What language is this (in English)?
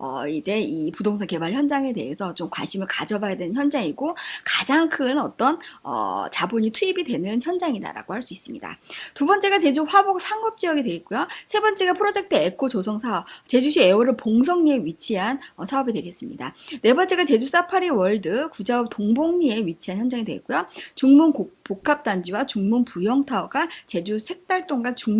Korean